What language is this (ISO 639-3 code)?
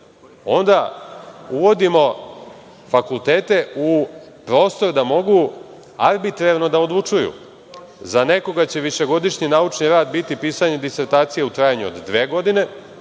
srp